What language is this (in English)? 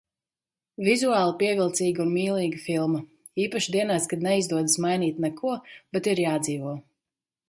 Latvian